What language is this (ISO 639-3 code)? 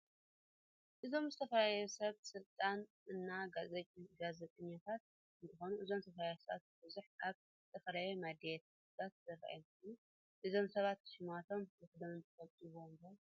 tir